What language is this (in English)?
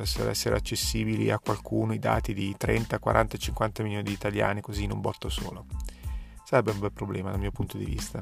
Italian